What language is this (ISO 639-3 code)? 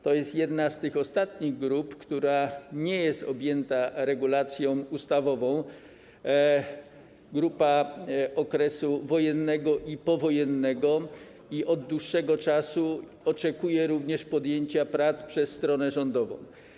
pol